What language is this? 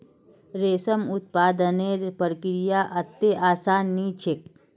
Magahi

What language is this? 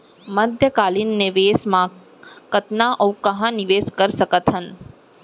Chhattisgarhi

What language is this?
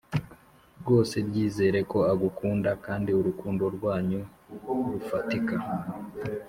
Kinyarwanda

